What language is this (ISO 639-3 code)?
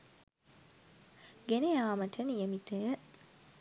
sin